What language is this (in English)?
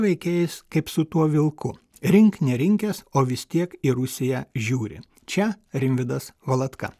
Lithuanian